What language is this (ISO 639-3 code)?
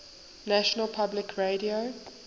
eng